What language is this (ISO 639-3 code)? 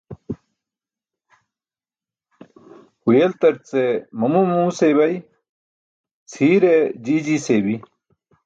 bsk